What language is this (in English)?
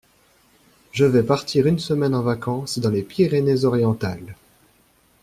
French